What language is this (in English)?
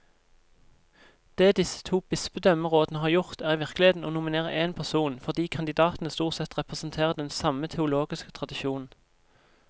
Norwegian